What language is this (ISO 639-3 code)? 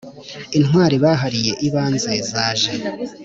kin